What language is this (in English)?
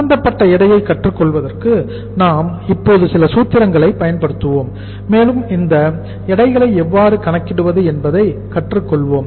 Tamil